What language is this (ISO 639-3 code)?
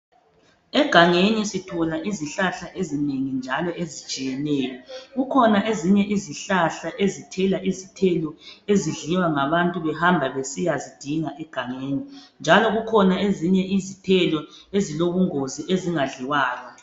nde